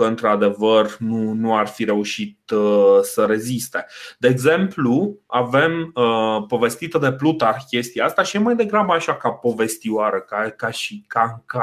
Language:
Romanian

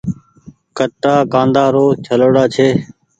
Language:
Goaria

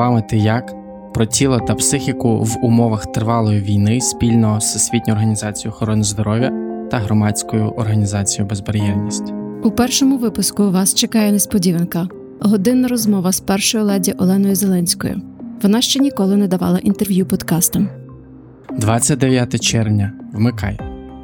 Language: Ukrainian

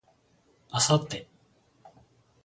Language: Japanese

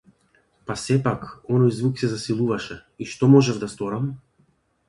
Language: Macedonian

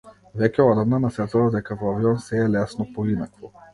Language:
Macedonian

